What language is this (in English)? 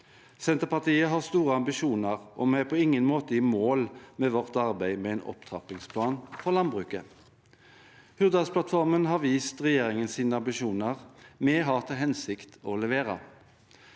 Norwegian